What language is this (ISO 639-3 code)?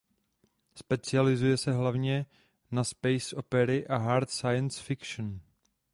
ces